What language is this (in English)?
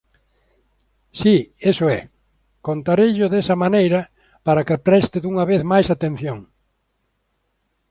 Galician